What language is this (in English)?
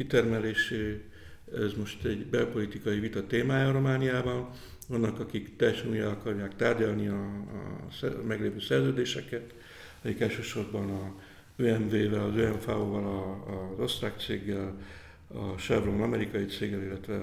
Hungarian